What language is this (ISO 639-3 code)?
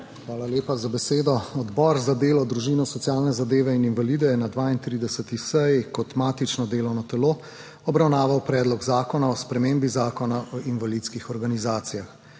slv